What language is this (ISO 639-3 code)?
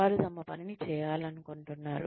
tel